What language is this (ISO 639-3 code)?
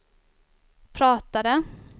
swe